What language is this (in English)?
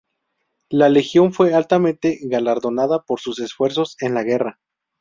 Spanish